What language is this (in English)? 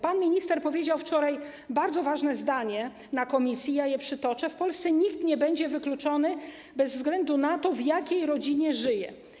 Polish